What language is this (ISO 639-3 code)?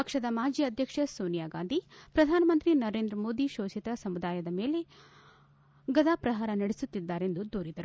kan